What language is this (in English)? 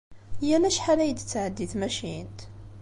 Kabyle